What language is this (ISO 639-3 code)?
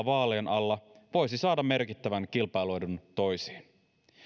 fin